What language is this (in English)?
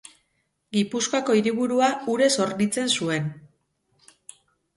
Basque